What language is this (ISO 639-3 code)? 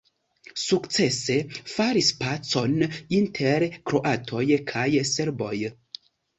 epo